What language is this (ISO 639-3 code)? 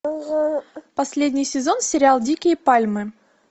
rus